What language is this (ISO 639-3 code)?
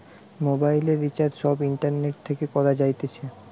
ben